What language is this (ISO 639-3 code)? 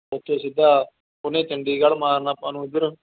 pan